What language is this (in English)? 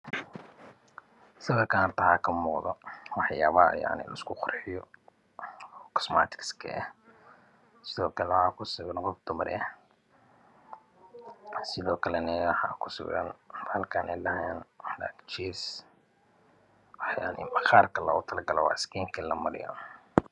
Somali